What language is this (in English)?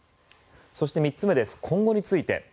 Japanese